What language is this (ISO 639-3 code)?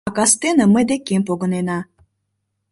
chm